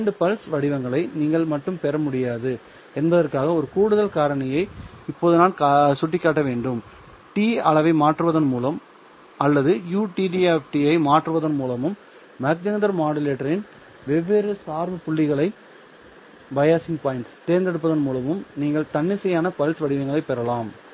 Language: Tamil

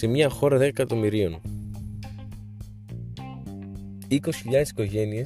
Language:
Greek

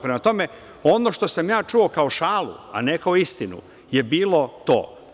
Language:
Serbian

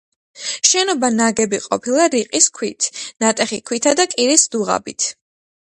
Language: Georgian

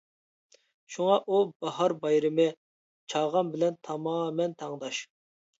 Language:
Uyghur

